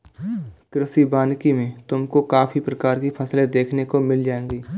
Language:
Hindi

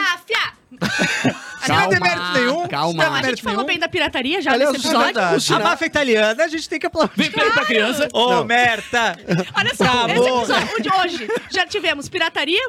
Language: Portuguese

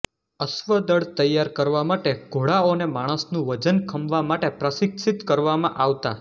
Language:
Gujarati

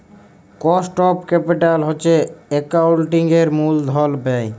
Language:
Bangla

